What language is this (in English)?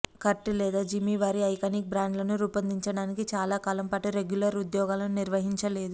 Telugu